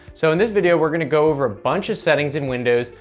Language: English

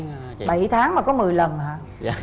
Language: Vietnamese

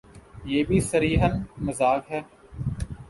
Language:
Urdu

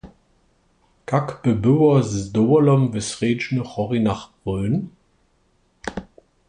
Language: Upper Sorbian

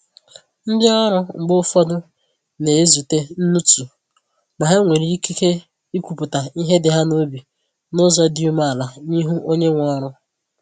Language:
Igbo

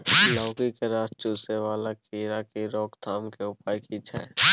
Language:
Maithili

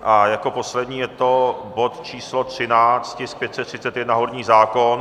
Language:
Czech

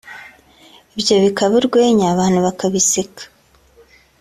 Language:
Kinyarwanda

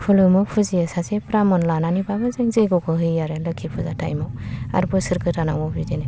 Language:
Bodo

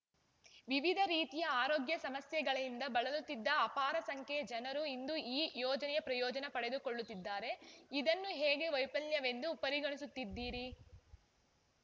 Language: Kannada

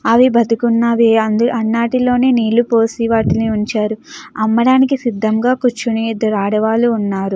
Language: Telugu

